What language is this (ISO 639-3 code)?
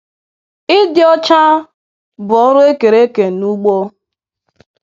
ibo